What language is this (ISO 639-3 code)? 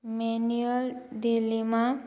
kok